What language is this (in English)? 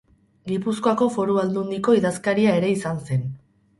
Basque